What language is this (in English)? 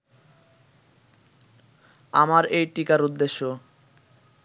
Bangla